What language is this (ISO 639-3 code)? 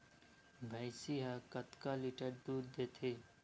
hne